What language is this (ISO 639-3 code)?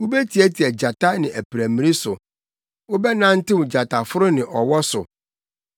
aka